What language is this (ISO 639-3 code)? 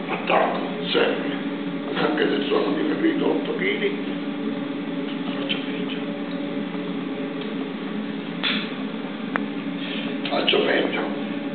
ita